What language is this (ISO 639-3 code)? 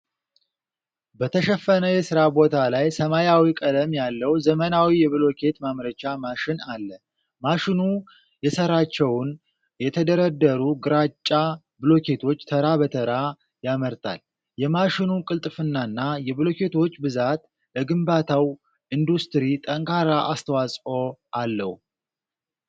amh